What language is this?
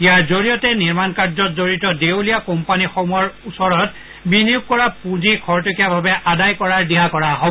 Assamese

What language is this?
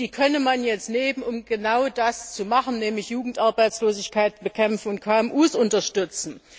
German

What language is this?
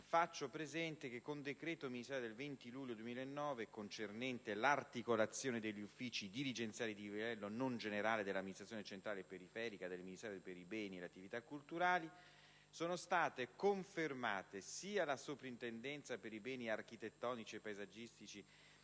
Italian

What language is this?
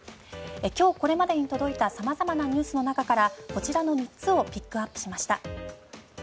Japanese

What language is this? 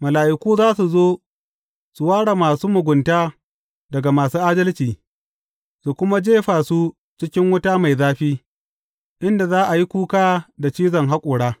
Hausa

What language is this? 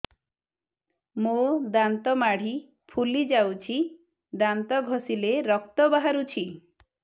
Odia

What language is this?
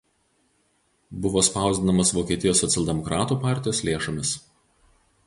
Lithuanian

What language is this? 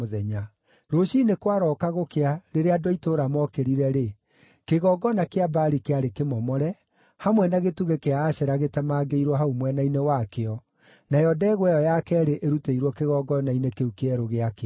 Kikuyu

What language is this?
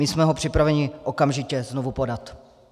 Czech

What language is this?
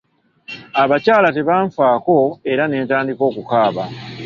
Ganda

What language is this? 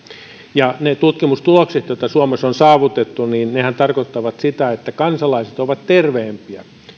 Finnish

